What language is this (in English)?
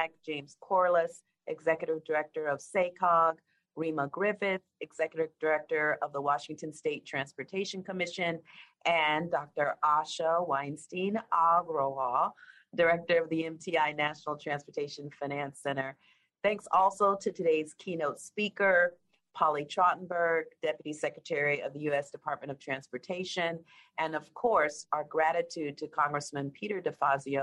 English